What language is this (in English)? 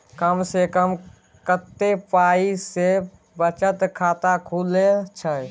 Maithili